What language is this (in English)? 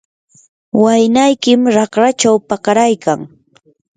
Yanahuanca Pasco Quechua